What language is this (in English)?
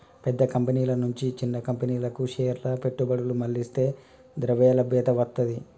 Telugu